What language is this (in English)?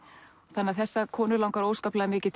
Icelandic